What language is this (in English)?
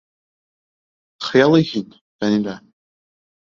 Bashkir